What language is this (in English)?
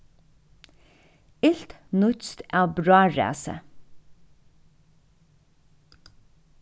Faroese